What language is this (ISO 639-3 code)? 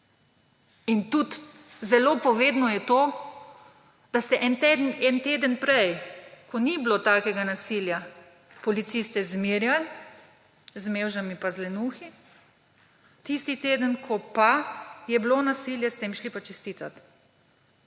slv